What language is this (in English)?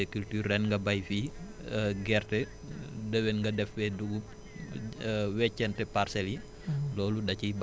Wolof